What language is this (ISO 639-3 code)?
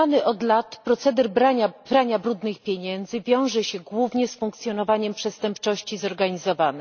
pol